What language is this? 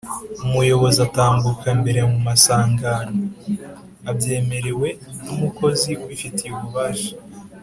Kinyarwanda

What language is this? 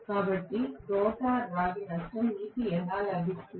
Telugu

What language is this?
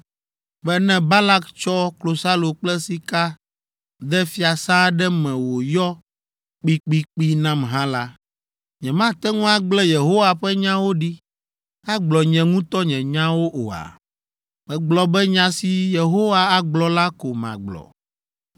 Ewe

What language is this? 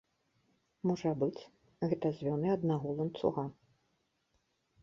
Belarusian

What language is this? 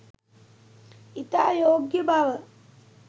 Sinhala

